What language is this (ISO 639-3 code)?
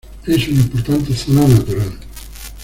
spa